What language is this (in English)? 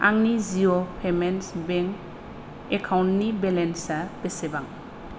Bodo